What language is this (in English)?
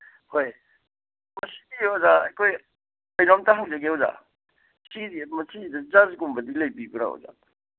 Manipuri